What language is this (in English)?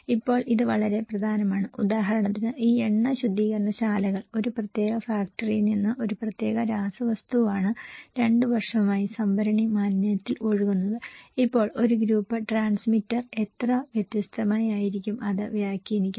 Malayalam